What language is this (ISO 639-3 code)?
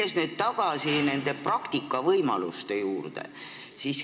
est